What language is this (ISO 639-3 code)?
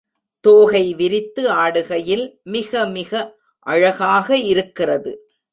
tam